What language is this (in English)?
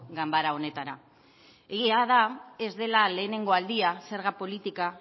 Basque